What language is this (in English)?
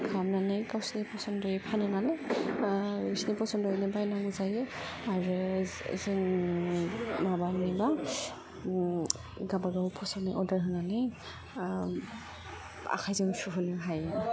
Bodo